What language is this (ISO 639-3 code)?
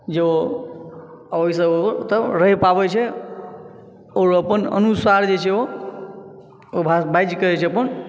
mai